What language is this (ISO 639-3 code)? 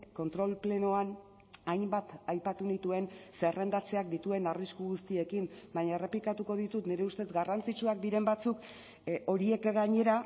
eus